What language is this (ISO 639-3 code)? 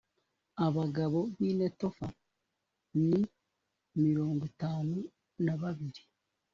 kin